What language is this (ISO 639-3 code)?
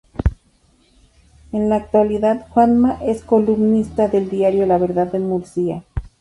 spa